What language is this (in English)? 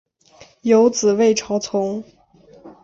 Chinese